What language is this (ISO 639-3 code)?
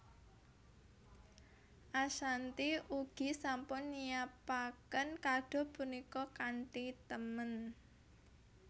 jav